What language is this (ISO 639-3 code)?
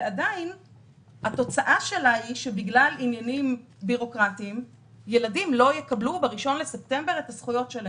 heb